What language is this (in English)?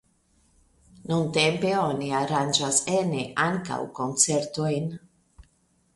Esperanto